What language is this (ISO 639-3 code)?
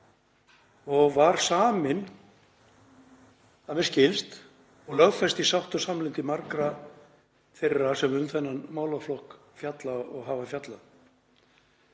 isl